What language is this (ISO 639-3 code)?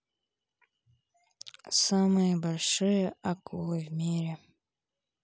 rus